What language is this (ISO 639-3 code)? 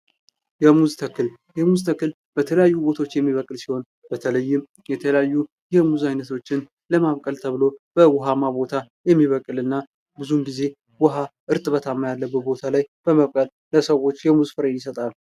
amh